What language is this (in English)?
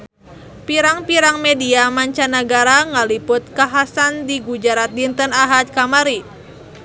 Sundanese